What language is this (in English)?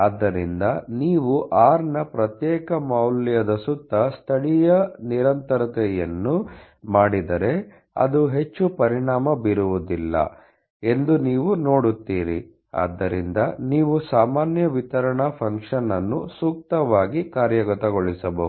Kannada